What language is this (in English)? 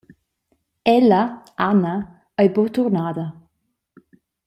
Romansh